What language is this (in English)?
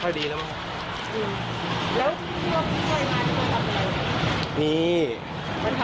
Thai